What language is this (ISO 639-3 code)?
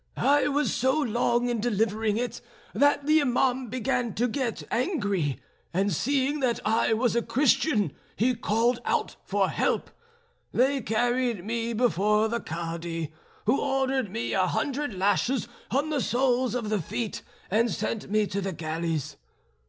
eng